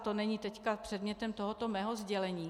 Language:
Czech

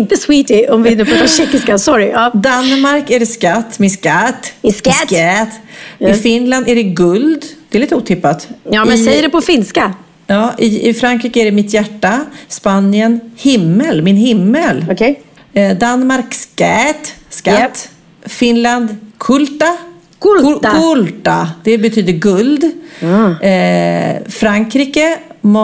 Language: Swedish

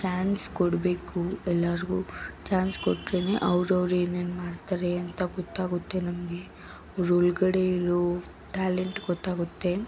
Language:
Kannada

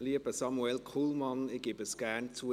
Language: Swiss German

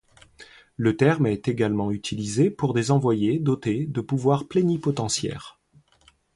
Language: French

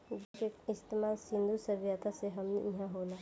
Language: Bhojpuri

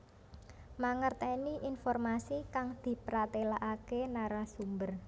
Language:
Javanese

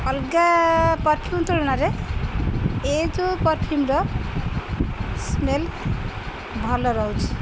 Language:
Odia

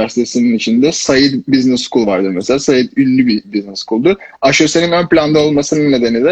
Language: Turkish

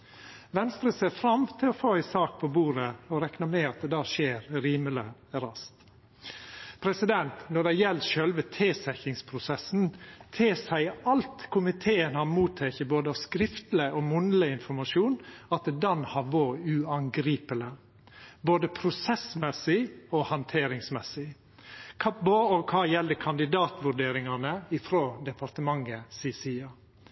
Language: Norwegian Nynorsk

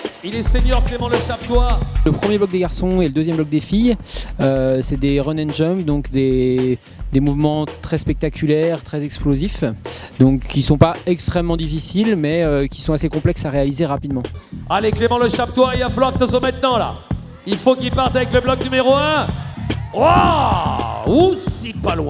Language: French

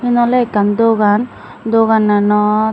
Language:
Chakma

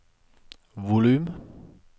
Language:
Norwegian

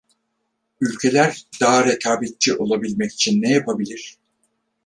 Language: Turkish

